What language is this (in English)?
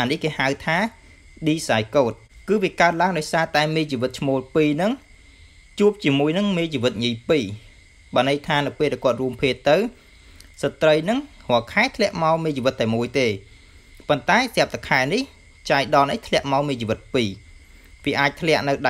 Vietnamese